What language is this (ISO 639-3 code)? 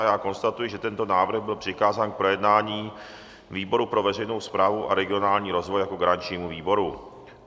ces